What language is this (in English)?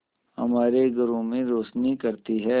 Hindi